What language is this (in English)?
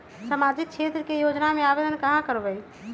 Magahi